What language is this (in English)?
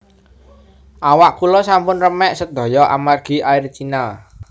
Javanese